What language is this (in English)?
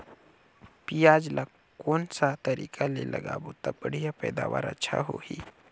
Chhattisgarhi